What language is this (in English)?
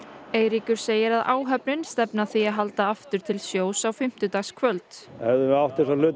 Icelandic